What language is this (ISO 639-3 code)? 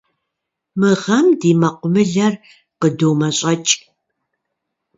kbd